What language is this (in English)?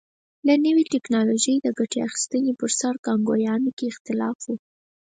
Pashto